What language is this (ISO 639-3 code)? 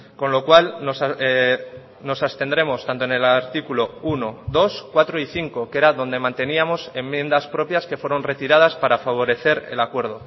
spa